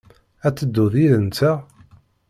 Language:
Kabyle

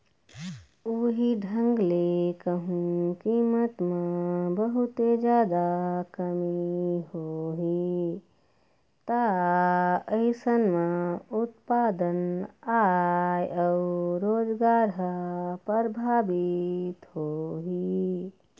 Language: Chhattisgarhi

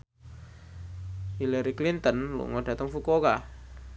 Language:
Javanese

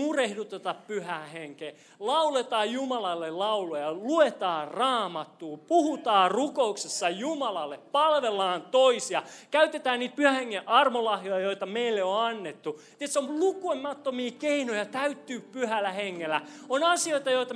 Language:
Finnish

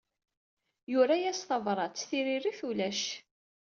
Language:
Kabyle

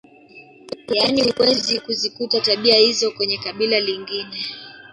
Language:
Swahili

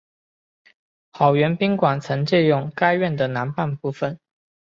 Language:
Chinese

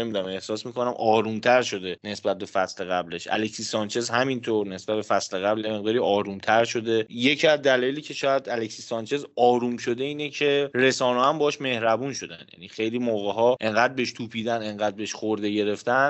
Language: Persian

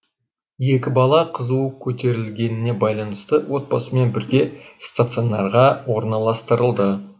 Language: Kazakh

